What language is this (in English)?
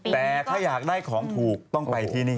Thai